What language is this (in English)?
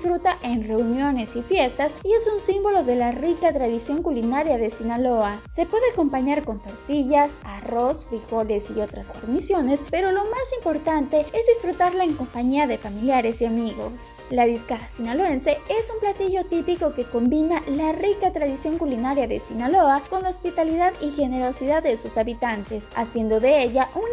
Spanish